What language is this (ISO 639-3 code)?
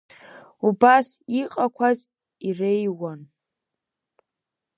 abk